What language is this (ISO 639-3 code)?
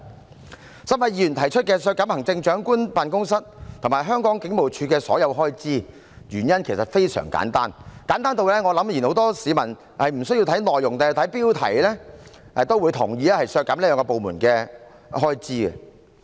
yue